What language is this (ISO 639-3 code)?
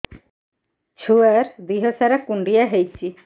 ori